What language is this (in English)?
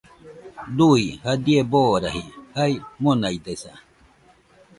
Nüpode Huitoto